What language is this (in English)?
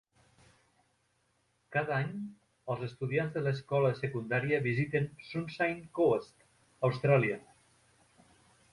Catalan